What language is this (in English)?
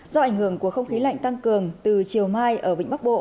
Vietnamese